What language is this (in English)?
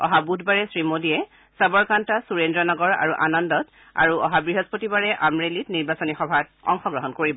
Assamese